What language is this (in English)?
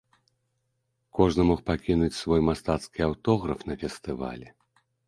Belarusian